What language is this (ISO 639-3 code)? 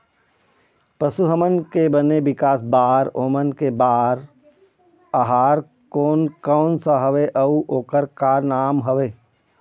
hne